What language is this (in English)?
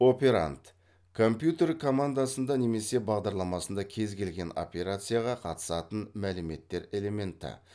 Kazakh